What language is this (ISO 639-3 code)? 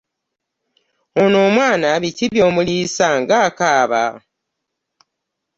lug